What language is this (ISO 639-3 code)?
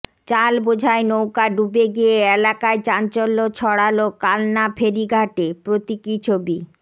ben